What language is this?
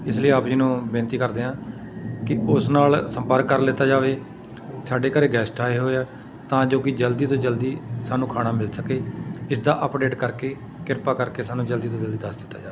Punjabi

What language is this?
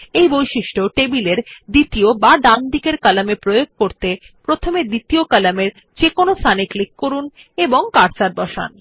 Bangla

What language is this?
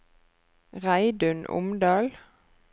Norwegian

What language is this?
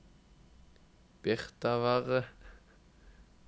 Norwegian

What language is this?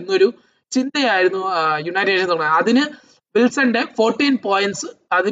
Malayalam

